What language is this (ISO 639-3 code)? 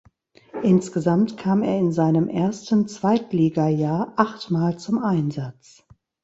deu